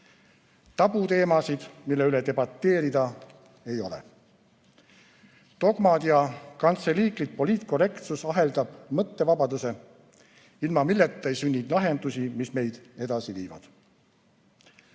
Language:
Estonian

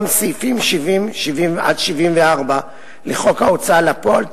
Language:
Hebrew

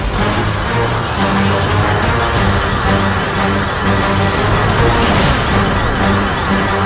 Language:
Indonesian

